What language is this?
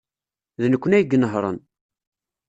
Kabyle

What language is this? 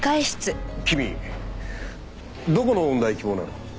Japanese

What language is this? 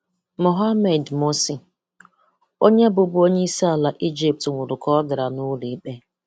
Igbo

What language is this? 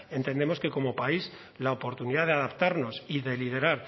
Spanish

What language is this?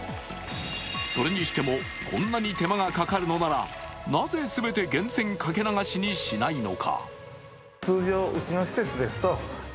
Japanese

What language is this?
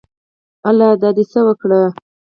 Pashto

